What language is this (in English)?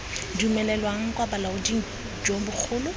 Tswana